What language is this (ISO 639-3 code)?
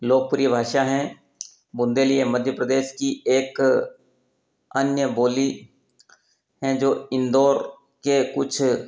hin